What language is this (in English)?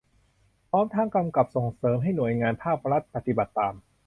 Thai